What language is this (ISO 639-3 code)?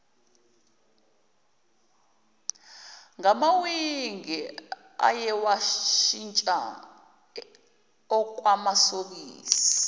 zul